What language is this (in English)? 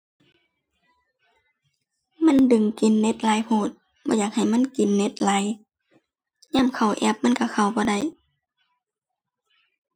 Thai